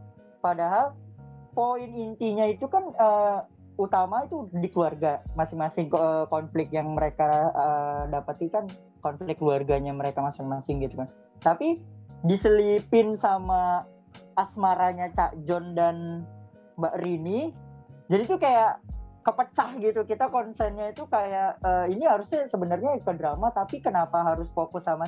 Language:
Indonesian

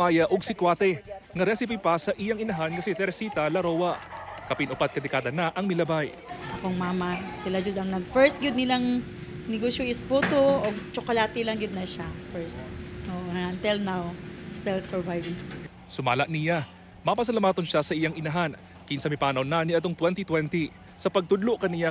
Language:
Filipino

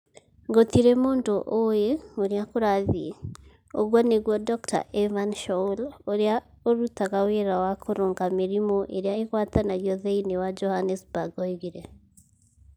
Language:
Kikuyu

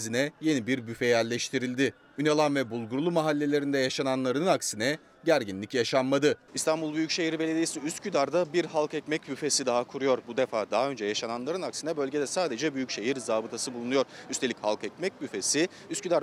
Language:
Turkish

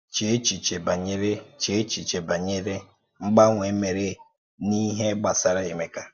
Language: Igbo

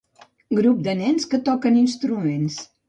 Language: Catalan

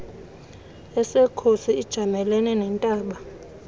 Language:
Xhosa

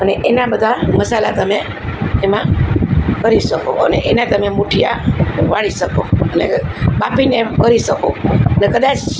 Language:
Gujarati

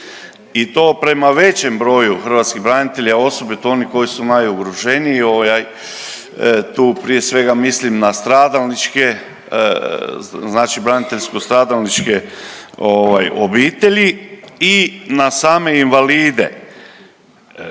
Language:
Croatian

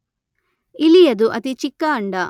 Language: Kannada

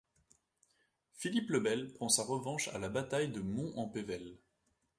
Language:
French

